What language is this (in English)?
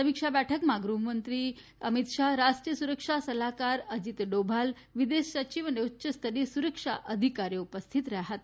Gujarati